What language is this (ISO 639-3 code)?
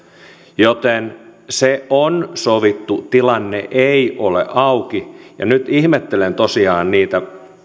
fin